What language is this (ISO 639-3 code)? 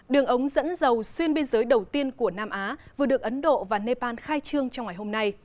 vie